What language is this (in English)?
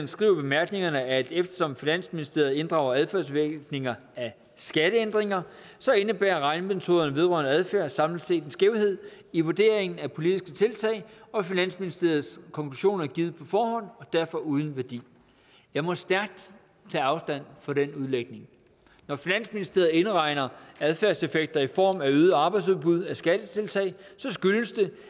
Danish